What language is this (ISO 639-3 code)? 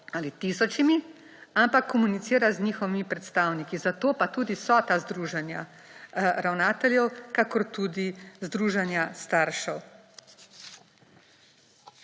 slv